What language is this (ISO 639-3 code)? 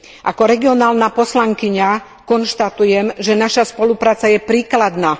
slk